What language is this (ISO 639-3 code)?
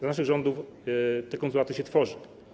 pol